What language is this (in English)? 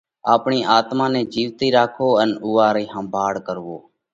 Parkari Koli